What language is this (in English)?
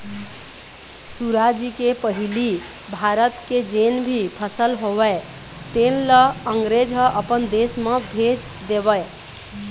Chhattisgarhi